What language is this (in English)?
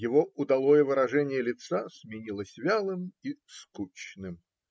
Russian